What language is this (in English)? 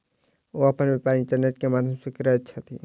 Maithili